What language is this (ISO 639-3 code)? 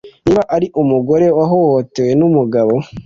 kin